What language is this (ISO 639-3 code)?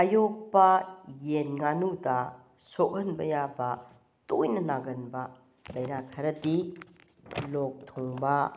mni